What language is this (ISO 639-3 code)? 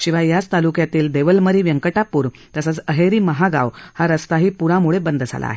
mar